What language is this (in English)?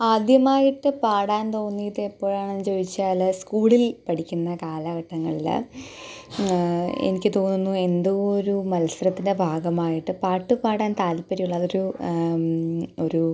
Malayalam